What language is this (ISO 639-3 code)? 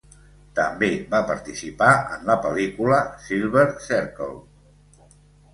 cat